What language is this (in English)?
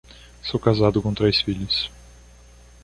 Portuguese